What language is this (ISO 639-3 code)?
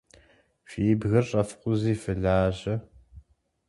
kbd